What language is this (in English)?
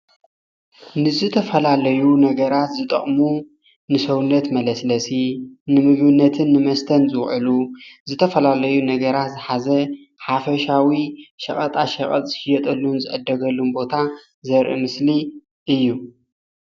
Tigrinya